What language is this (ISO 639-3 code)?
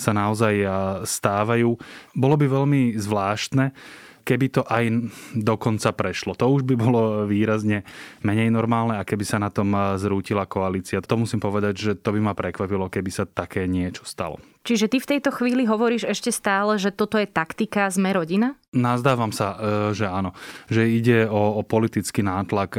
slk